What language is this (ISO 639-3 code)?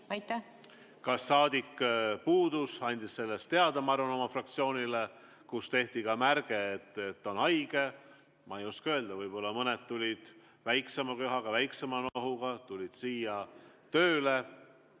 est